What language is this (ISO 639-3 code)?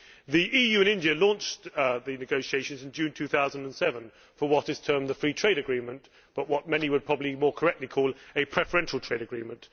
eng